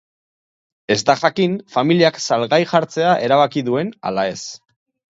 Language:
Basque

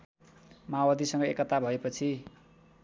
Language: Nepali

